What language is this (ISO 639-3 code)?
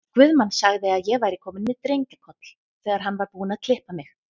isl